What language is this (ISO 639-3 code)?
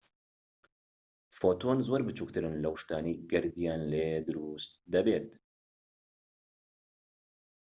ckb